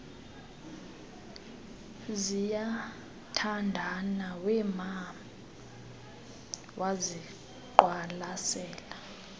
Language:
Xhosa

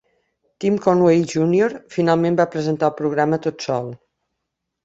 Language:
Catalan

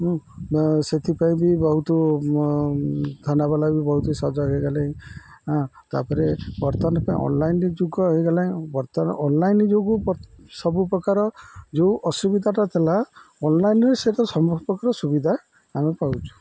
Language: Odia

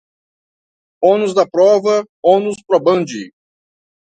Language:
Portuguese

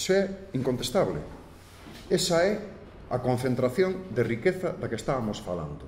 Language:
Spanish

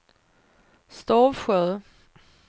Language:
Swedish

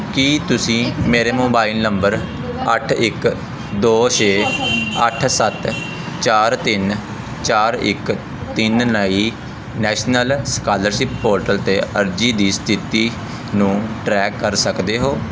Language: Punjabi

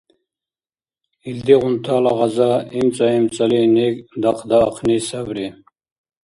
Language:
Dargwa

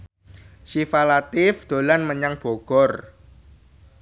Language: Javanese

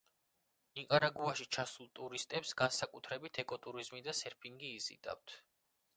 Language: Georgian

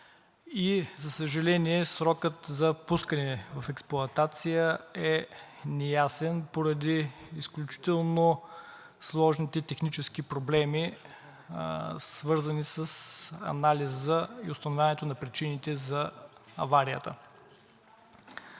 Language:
Bulgarian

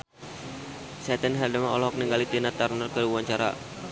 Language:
Sundanese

